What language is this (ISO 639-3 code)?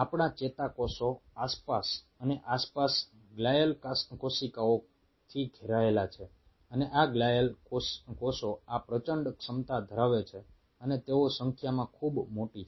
guj